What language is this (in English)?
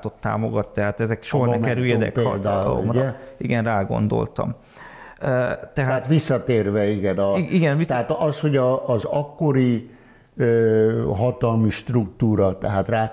Hungarian